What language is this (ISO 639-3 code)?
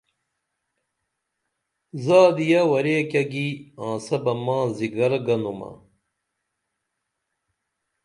dml